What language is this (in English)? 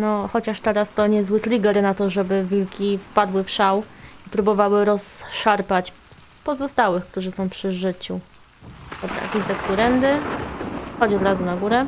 Polish